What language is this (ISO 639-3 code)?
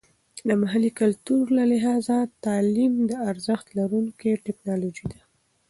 pus